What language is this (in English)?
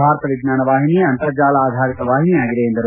Kannada